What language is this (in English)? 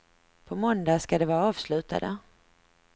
Swedish